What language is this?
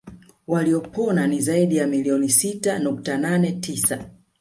Swahili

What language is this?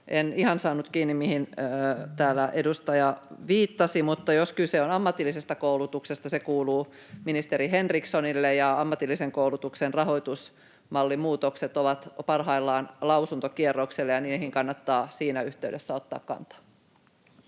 Finnish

